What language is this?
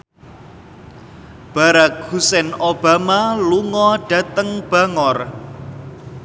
Javanese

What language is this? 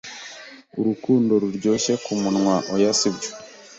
Kinyarwanda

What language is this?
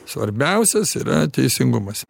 Lithuanian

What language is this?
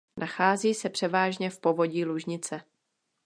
Czech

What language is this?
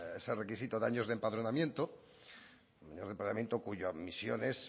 Spanish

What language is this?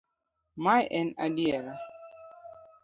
Luo (Kenya and Tanzania)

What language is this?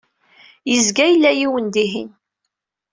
Kabyle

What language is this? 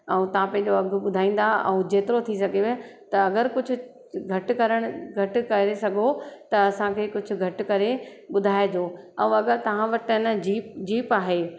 Sindhi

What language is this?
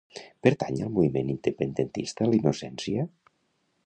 Catalan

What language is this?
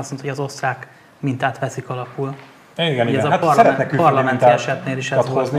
Hungarian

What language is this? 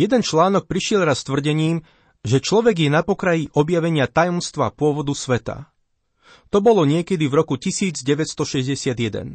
Slovak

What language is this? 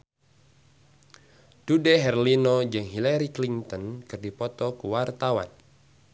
Sundanese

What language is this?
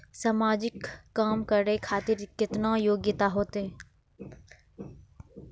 Maithili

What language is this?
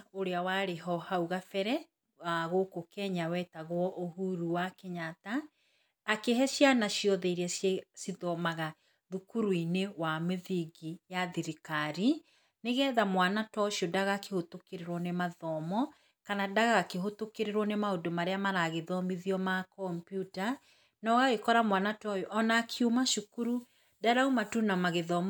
Kikuyu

